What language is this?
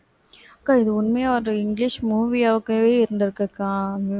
Tamil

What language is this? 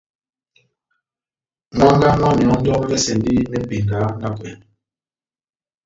Batanga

